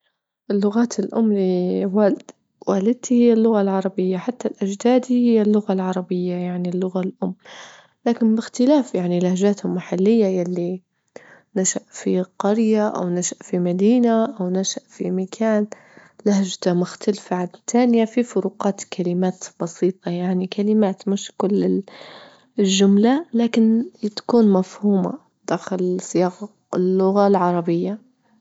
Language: Libyan Arabic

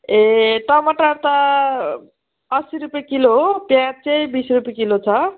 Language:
Nepali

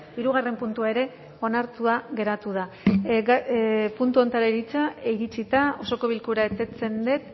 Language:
Basque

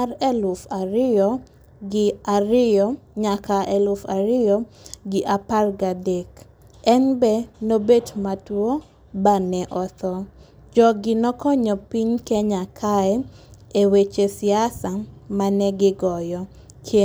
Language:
Luo (Kenya and Tanzania)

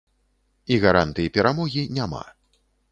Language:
Belarusian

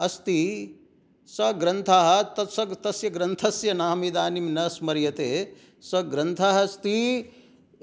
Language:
Sanskrit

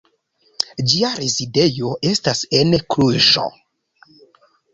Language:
Esperanto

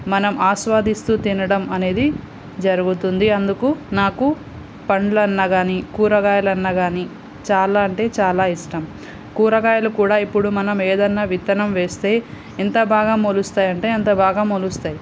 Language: Telugu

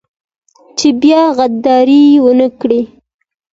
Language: Pashto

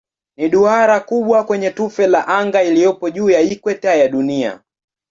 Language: Swahili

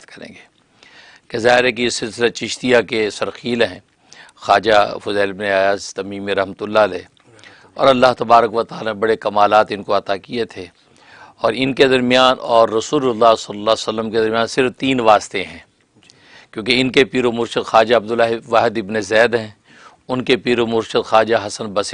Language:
Urdu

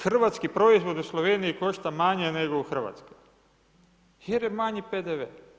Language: Croatian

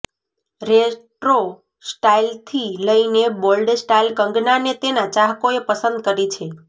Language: Gujarati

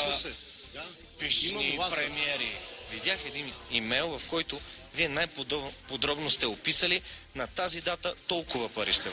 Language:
Bulgarian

